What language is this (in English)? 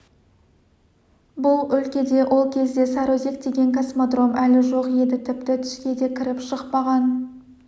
Kazakh